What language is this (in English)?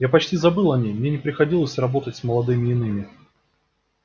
Russian